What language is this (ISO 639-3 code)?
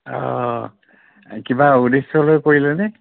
asm